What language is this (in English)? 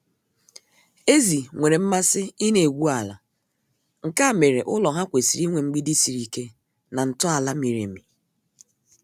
Igbo